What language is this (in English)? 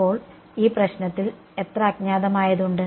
Malayalam